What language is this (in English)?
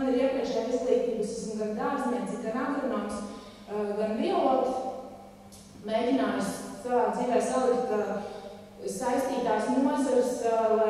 Romanian